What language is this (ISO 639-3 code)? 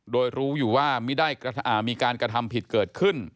tha